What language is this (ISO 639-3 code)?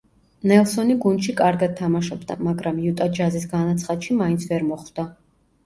kat